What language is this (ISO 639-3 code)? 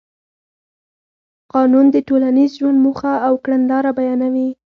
pus